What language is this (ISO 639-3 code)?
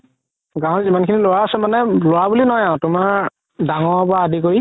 asm